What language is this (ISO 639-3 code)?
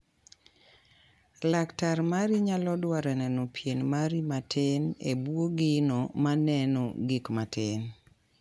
luo